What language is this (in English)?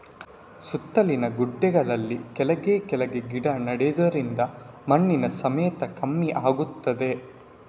Kannada